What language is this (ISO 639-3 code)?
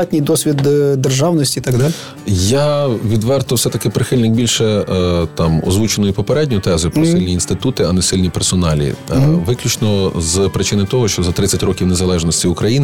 ukr